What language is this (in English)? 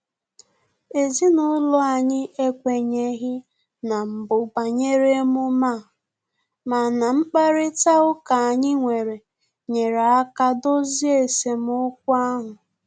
Igbo